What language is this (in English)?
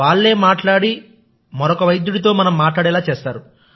Telugu